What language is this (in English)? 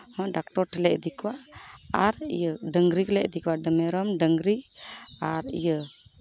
Santali